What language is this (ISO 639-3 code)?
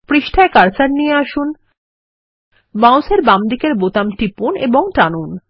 ben